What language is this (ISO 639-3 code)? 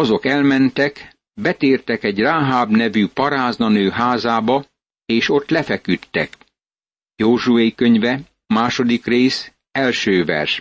hun